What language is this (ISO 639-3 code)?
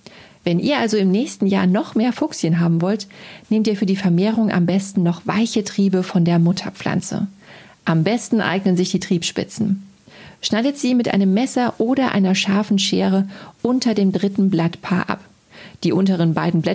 deu